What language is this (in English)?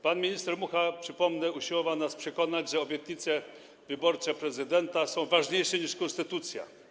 Polish